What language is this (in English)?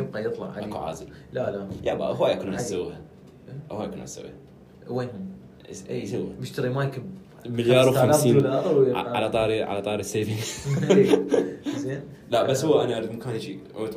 Arabic